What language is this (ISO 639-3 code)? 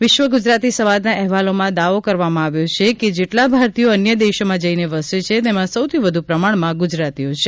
guj